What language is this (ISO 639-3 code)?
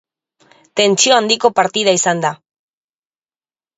eus